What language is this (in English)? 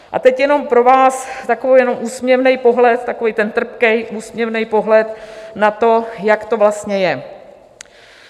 Czech